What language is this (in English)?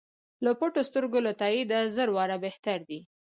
Pashto